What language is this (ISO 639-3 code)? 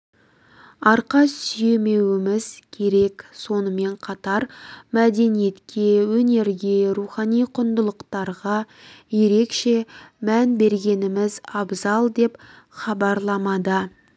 kaz